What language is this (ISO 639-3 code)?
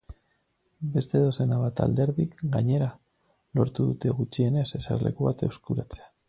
eus